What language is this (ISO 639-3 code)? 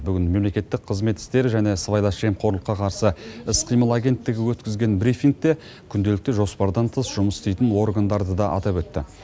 kaz